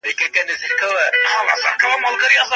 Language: Pashto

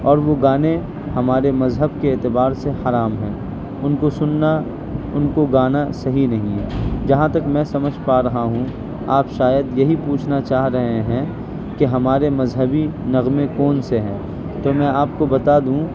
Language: Urdu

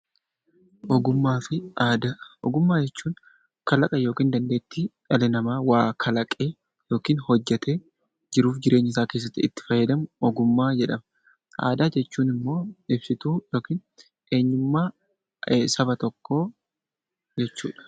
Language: Oromo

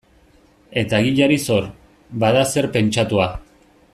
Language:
Basque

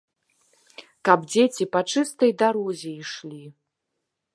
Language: Belarusian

